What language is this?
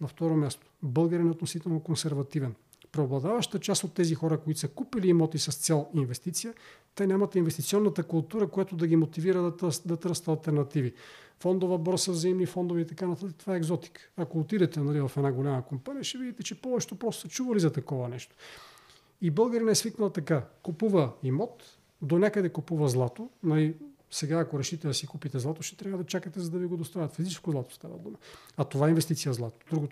Bulgarian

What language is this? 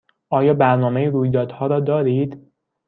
Persian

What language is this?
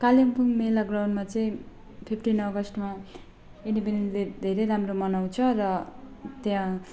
Nepali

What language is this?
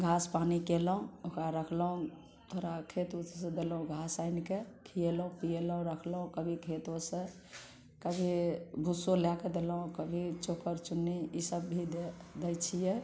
Maithili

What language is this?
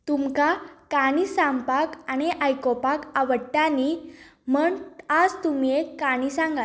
Konkani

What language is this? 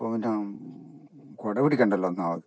Malayalam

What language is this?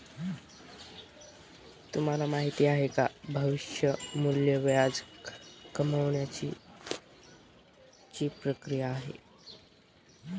Marathi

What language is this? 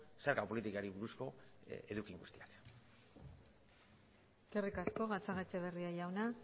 Basque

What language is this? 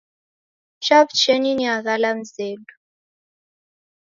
Taita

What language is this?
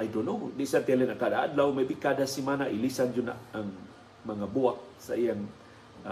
Filipino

